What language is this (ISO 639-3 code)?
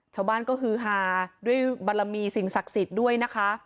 tha